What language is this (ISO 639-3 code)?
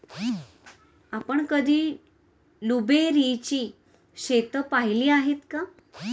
mar